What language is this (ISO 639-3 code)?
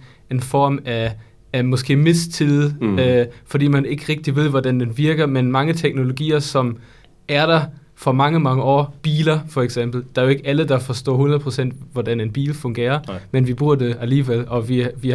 dan